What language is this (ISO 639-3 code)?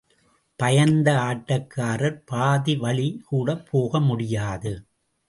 tam